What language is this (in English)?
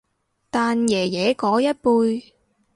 Cantonese